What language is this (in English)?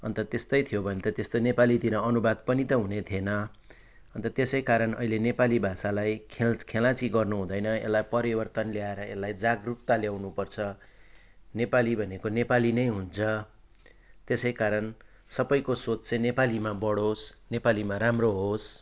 Nepali